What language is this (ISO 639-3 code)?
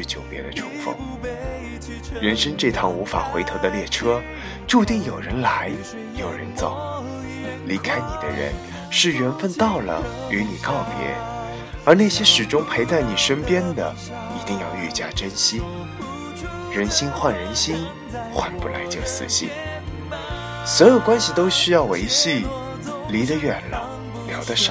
zho